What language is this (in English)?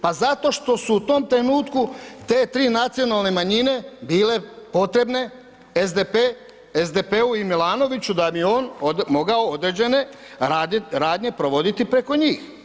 Croatian